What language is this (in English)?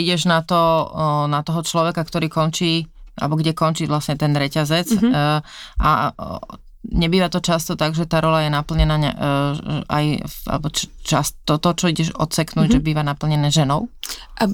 Slovak